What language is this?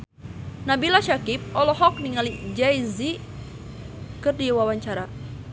Sundanese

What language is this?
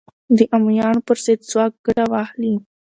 Pashto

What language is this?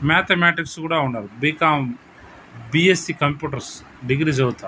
Telugu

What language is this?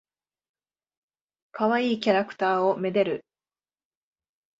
Japanese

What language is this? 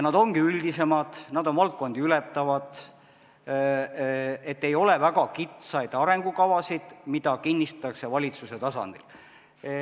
Estonian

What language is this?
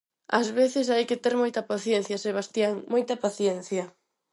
Galician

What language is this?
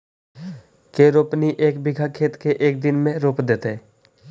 Magahi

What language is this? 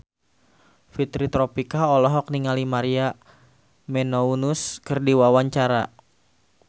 Sundanese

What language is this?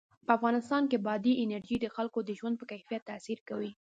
Pashto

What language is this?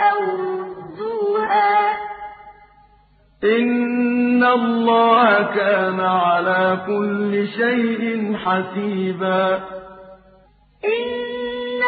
Arabic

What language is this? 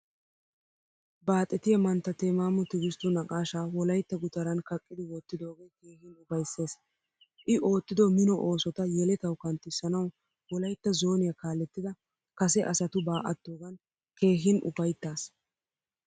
Wolaytta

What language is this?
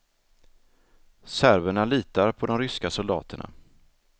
Swedish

